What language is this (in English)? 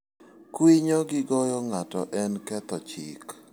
Luo (Kenya and Tanzania)